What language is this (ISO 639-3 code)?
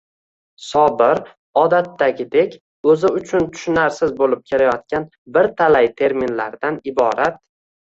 uzb